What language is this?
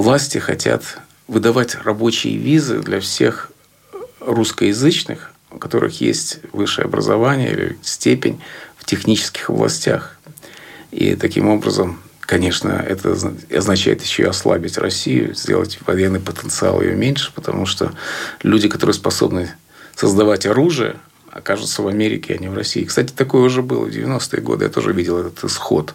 Russian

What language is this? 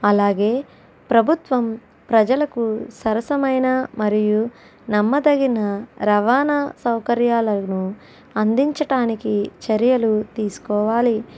Telugu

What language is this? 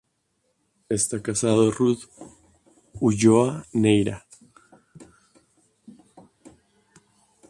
Spanish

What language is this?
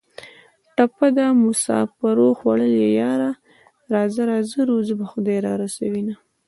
Pashto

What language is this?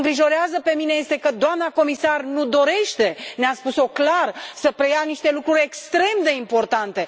Romanian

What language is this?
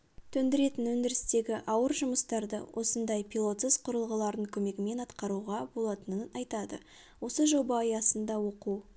Kazakh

